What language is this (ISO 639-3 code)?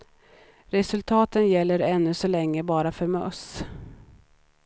swe